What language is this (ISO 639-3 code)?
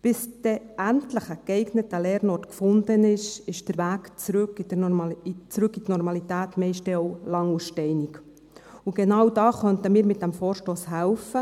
gsw